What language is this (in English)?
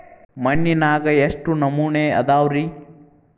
Kannada